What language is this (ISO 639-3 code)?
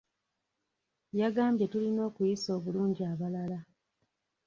lug